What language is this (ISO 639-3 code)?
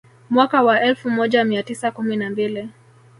swa